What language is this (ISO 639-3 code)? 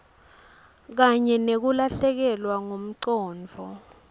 ssw